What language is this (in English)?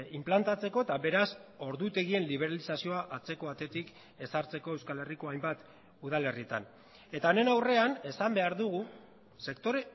Basque